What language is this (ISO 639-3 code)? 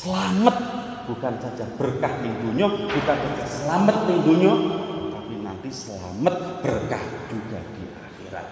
ind